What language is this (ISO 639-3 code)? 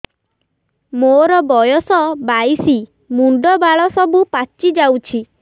ori